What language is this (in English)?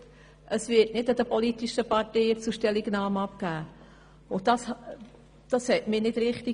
Swiss German